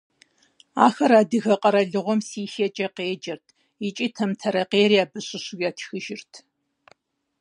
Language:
Kabardian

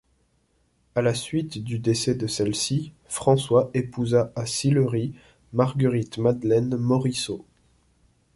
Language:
French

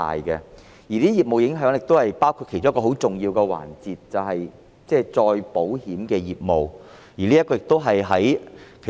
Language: Cantonese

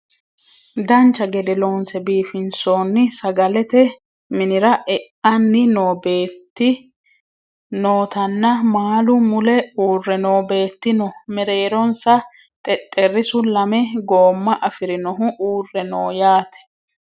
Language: Sidamo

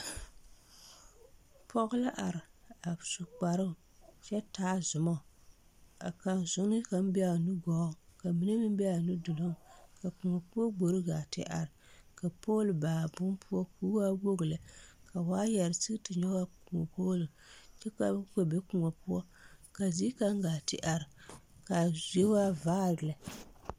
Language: Southern Dagaare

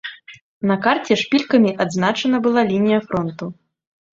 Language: Belarusian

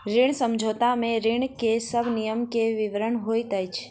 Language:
Maithili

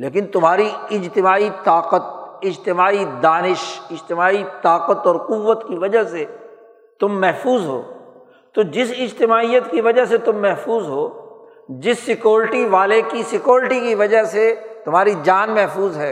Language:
Urdu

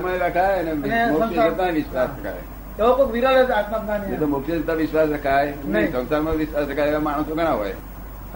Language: Gujarati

